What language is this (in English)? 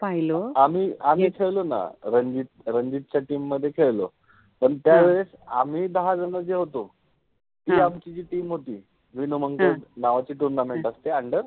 Marathi